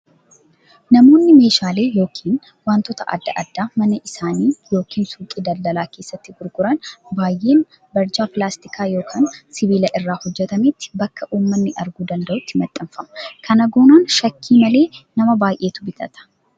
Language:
Oromo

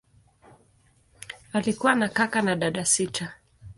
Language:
Swahili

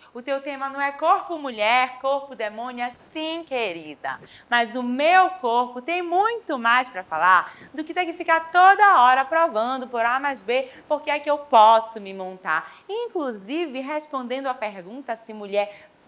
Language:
Portuguese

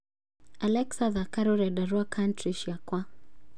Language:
Kikuyu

